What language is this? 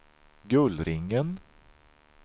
Swedish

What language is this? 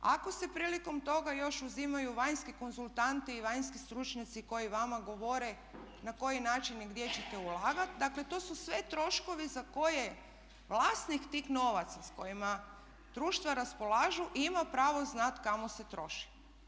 Croatian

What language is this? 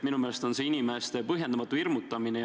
Estonian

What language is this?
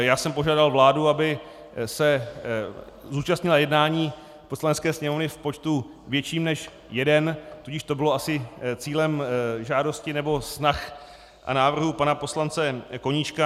Czech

